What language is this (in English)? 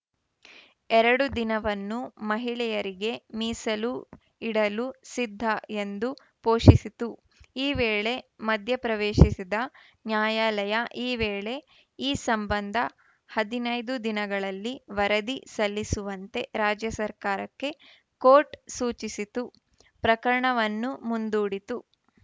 Kannada